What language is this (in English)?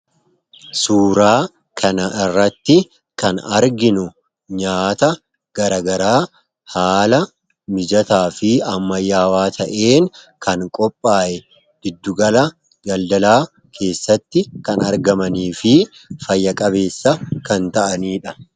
Oromo